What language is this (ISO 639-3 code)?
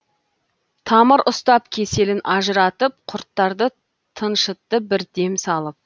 kaz